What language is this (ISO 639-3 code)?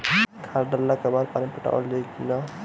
bho